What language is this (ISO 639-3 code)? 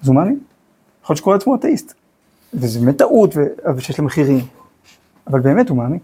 heb